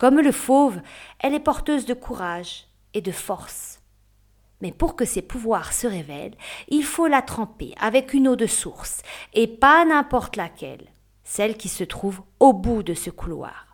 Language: French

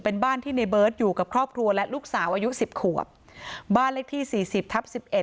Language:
Thai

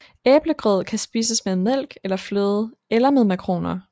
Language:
Danish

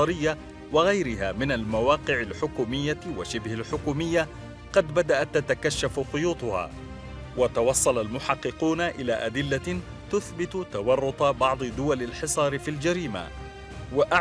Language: Arabic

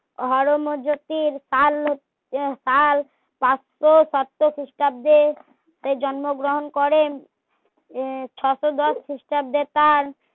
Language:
Bangla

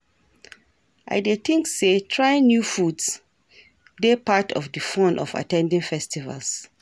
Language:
Nigerian Pidgin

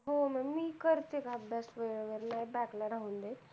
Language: Marathi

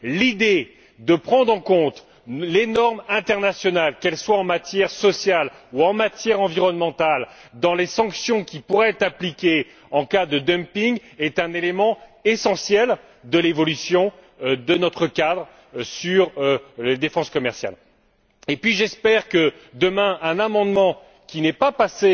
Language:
French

